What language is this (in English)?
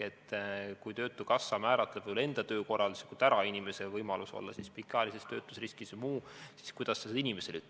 Estonian